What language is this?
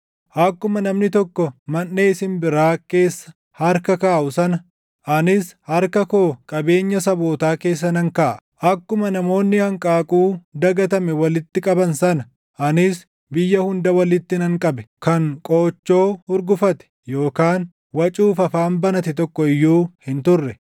Oromo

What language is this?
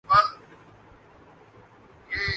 Urdu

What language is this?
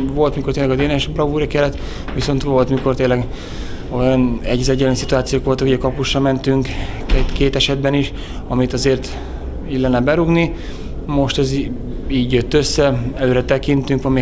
Hungarian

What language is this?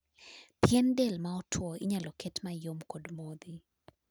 Luo (Kenya and Tanzania)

